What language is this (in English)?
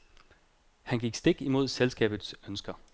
Danish